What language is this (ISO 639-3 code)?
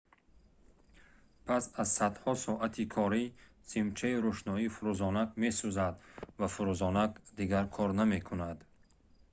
tgk